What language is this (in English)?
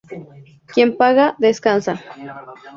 Spanish